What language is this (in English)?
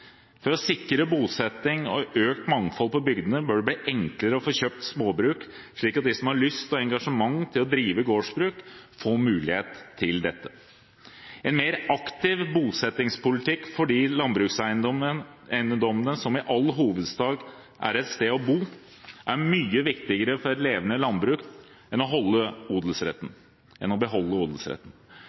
Norwegian Bokmål